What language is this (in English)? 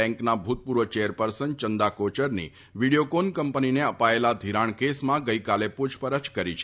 Gujarati